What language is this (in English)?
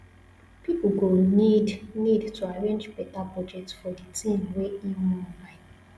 Nigerian Pidgin